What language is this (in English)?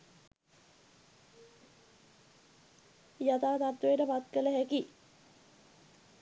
Sinhala